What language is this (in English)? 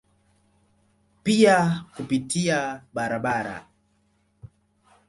Swahili